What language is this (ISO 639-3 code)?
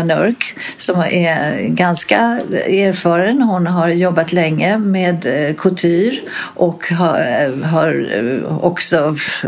swe